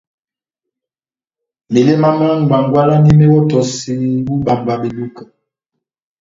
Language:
Batanga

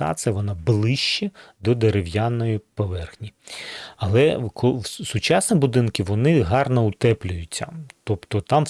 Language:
Ukrainian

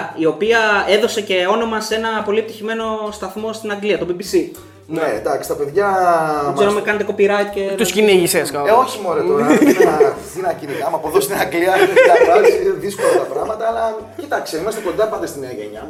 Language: Greek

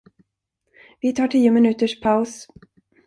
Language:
Swedish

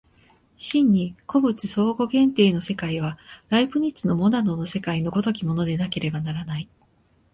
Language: Japanese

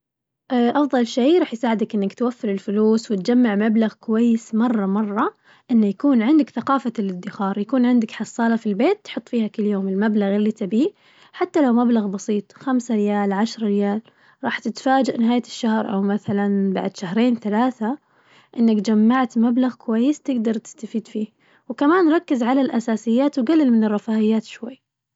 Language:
Najdi Arabic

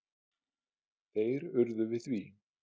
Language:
Icelandic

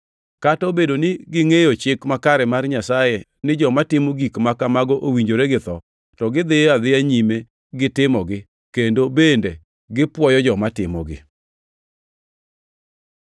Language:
Luo (Kenya and Tanzania)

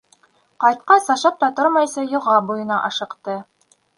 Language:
Bashkir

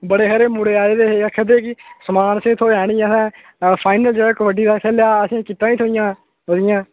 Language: Dogri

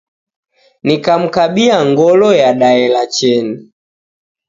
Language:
Taita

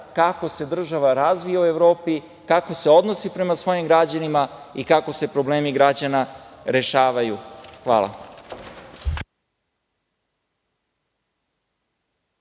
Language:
Serbian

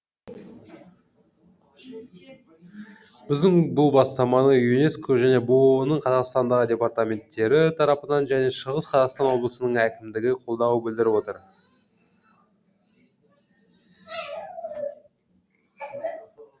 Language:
Kazakh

